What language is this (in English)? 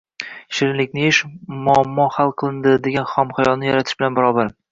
Uzbek